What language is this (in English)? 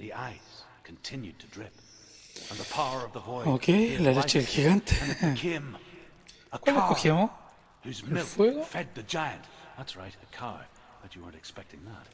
Spanish